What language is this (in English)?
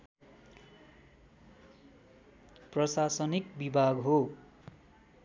Nepali